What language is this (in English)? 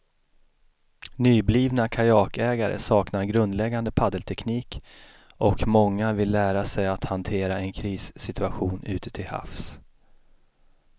Swedish